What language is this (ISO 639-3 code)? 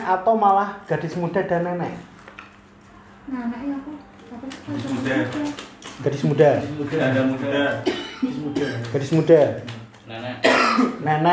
ind